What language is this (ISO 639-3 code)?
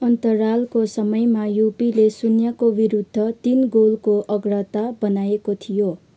nep